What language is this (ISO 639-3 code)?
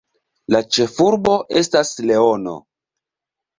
epo